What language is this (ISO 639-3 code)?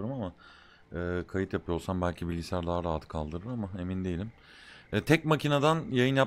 tur